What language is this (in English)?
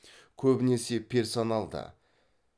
Kazakh